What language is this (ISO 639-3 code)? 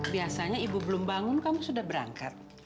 ind